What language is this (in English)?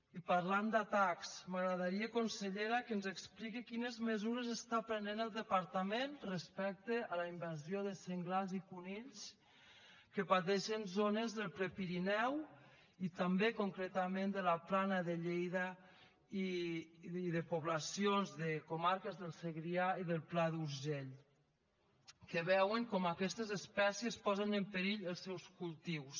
Catalan